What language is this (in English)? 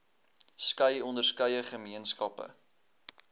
Afrikaans